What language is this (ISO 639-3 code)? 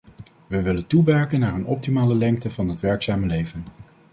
nld